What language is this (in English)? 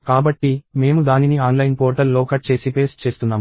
Telugu